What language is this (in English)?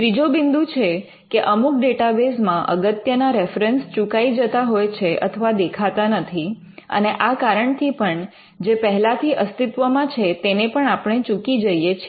Gujarati